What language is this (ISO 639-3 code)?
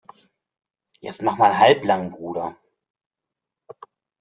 deu